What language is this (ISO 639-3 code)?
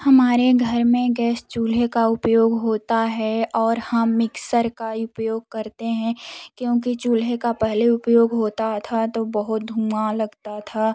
hin